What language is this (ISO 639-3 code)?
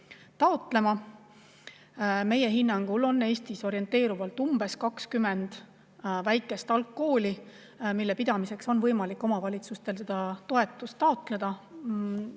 est